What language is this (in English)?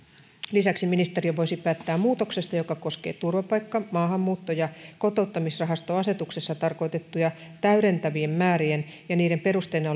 Finnish